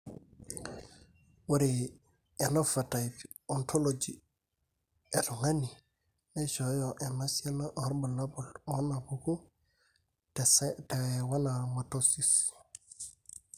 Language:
Masai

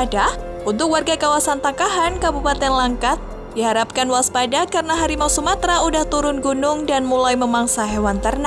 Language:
Indonesian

